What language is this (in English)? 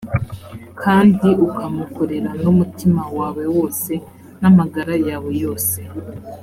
Kinyarwanda